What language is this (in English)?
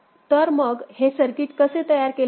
Marathi